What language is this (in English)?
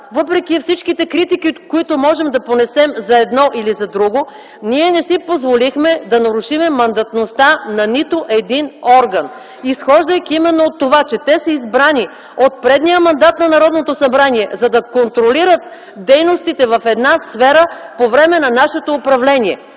Bulgarian